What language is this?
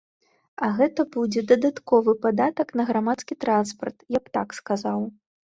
Belarusian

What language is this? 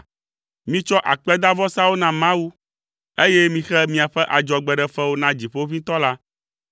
Ewe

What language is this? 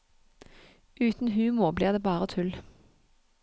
Norwegian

